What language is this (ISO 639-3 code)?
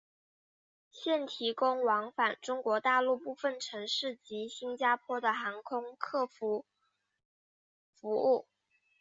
zho